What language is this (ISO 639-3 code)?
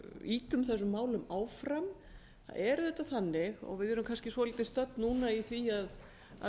isl